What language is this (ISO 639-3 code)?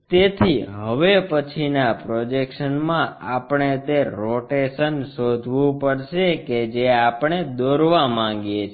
guj